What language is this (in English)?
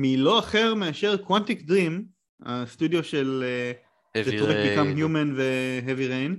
Hebrew